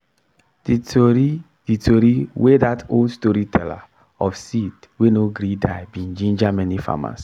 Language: Nigerian Pidgin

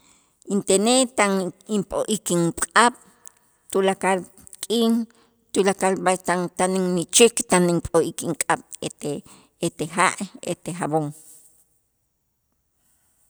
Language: Itzá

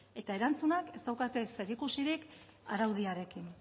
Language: Basque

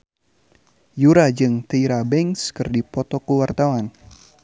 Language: Sundanese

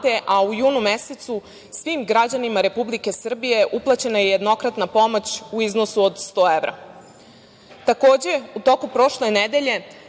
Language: Serbian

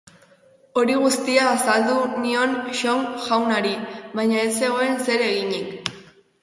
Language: Basque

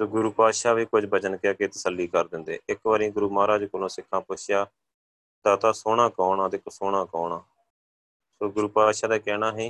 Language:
Punjabi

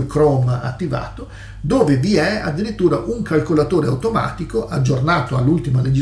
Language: Italian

